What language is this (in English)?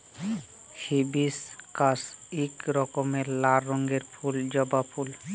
Bangla